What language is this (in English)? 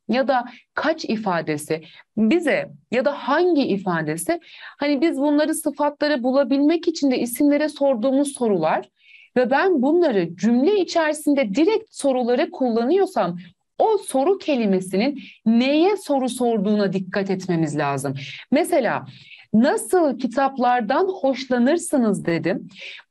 Turkish